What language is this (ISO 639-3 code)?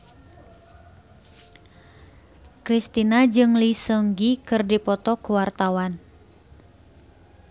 sun